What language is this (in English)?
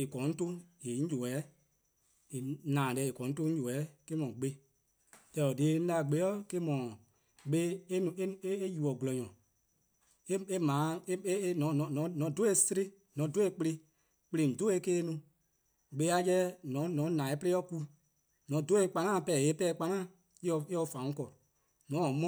Eastern Krahn